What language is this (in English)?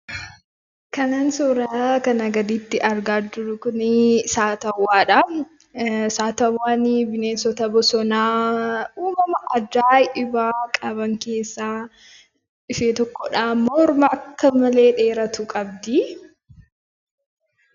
Oromo